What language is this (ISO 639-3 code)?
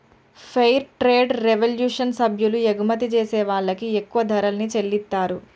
tel